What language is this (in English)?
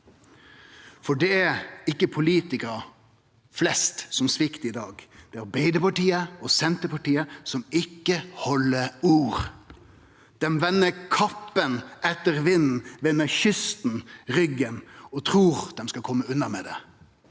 Norwegian